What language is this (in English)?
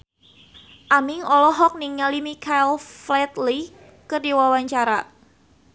Sundanese